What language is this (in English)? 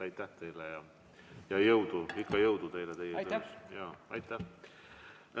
Estonian